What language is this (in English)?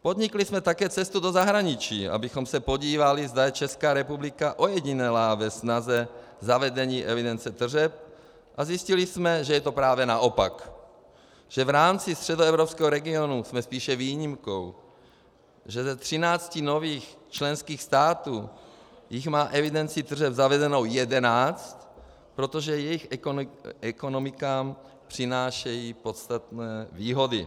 Czech